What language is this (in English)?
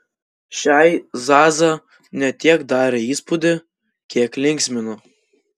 Lithuanian